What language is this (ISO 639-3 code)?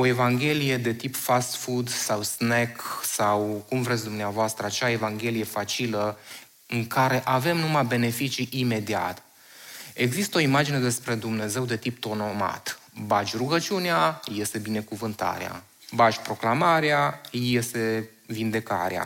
ron